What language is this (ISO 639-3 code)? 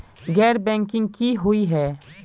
mag